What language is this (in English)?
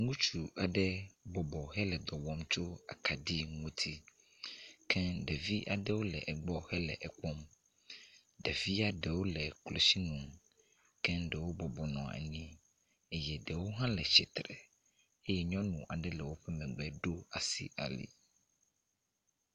Ewe